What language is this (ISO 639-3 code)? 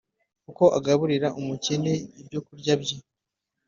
kin